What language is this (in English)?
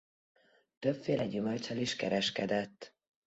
Hungarian